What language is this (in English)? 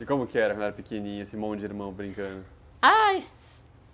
Portuguese